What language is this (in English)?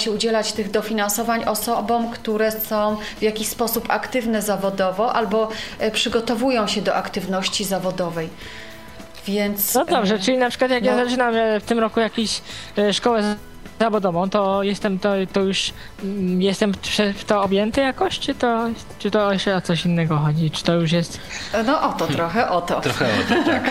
Polish